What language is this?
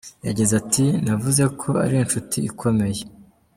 Kinyarwanda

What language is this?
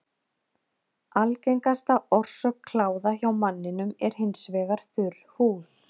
Icelandic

